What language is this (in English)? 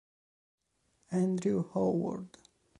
Italian